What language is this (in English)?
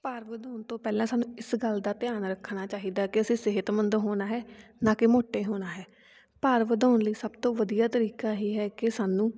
Punjabi